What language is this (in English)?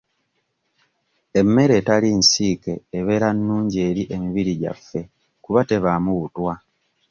Ganda